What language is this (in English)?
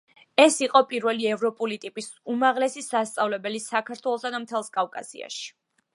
Georgian